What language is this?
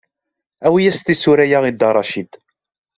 Kabyle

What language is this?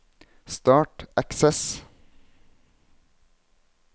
Norwegian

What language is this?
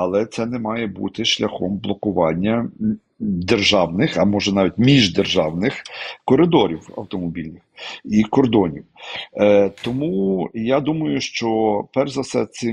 Ukrainian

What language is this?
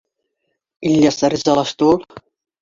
Bashkir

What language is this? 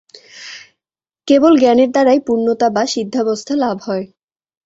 Bangla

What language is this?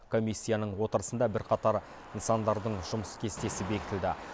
Kazakh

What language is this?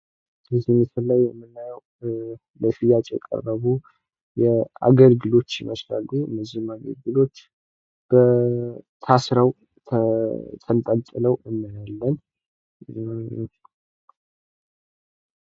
Amharic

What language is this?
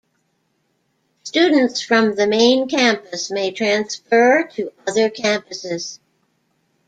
English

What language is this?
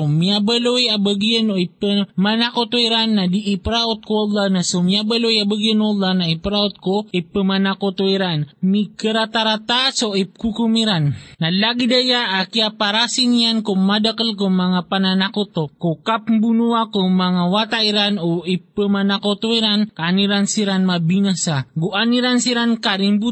Filipino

